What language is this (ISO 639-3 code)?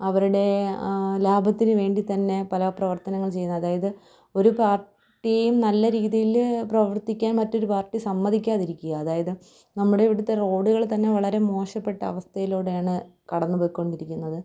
mal